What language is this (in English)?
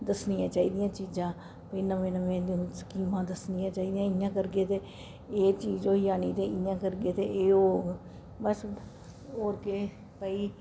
Dogri